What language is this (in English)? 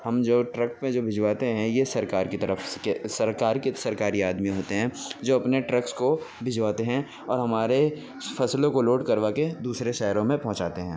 Urdu